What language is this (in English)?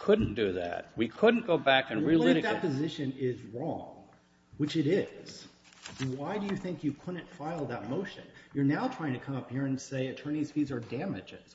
English